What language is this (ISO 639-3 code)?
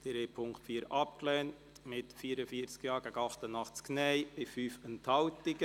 gsw